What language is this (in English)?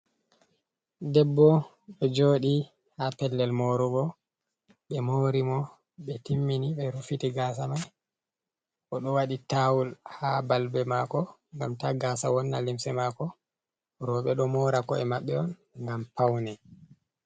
Fula